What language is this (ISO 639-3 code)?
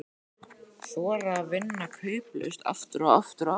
isl